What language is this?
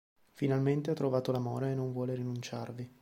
Italian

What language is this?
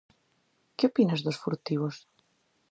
Galician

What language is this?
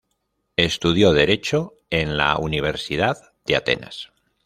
Spanish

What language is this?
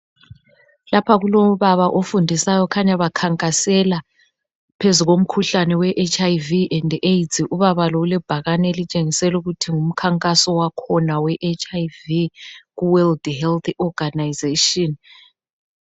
North Ndebele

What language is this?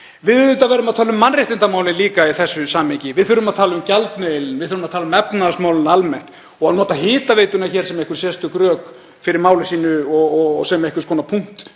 Icelandic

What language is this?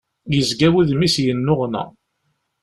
Kabyle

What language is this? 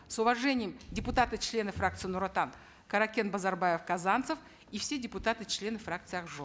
Kazakh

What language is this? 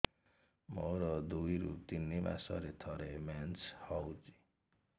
Odia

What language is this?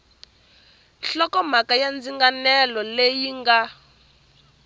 Tsonga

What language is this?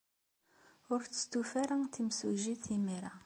Kabyle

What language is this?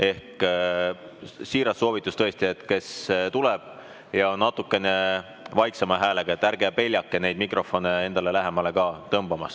Estonian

